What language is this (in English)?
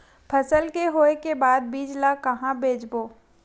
Chhattisgarhi